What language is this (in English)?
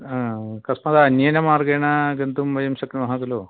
Sanskrit